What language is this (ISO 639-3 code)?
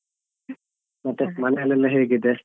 kan